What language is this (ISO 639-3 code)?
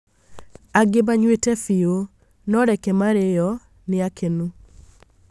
kik